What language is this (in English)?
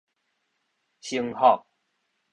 Min Nan Chinese